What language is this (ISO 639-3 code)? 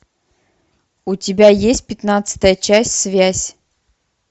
rus